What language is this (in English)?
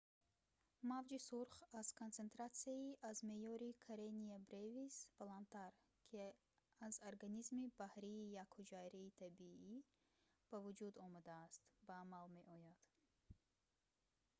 Tajik